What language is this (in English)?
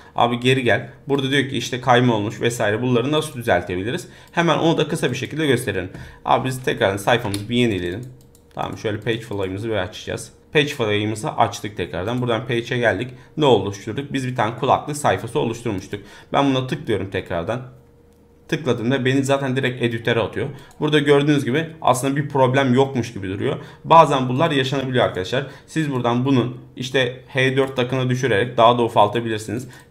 Turkish